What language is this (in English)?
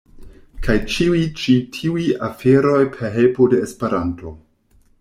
Esperanto